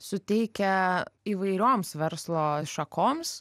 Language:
Lithuanian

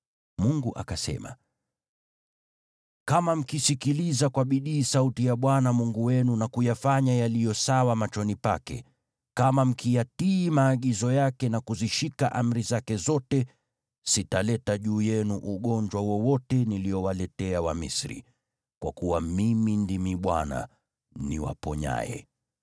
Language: Swahili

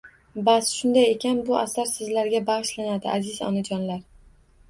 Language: Uzbek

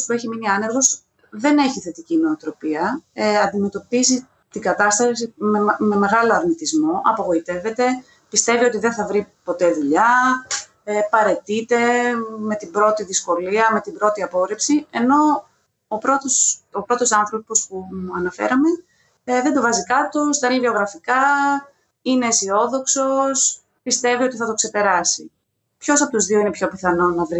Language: Greek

